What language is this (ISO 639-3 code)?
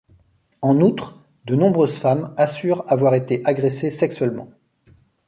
fra